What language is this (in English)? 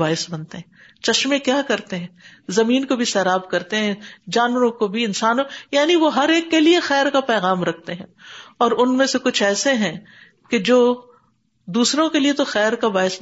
Urdu